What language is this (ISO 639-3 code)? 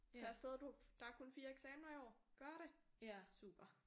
dan